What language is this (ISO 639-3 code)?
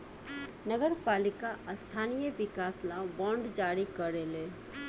bho